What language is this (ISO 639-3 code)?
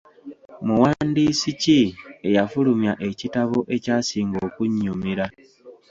lug